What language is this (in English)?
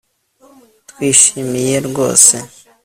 Kinyarwanda